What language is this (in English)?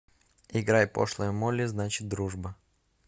Russian